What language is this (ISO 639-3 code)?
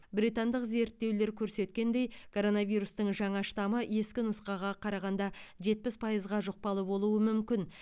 kaz